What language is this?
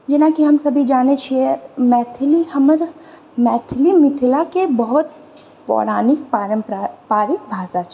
Maithili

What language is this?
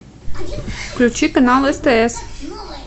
Russian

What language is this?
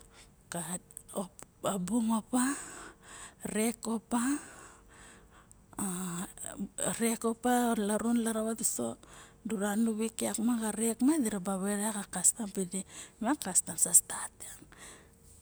Barok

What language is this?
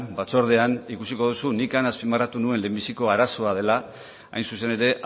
Basque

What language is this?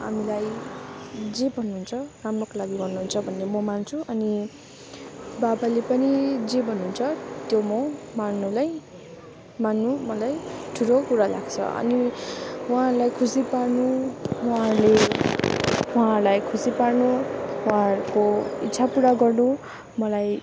Nepali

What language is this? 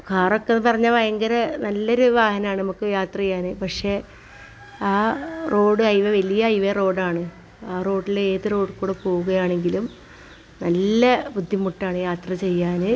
Malayalam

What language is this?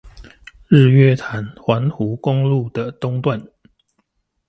Chinese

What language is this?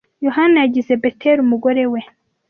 Kinyarwanda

